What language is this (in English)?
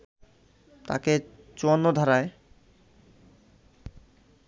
Bangla